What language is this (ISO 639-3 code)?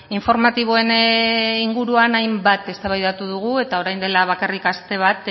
eus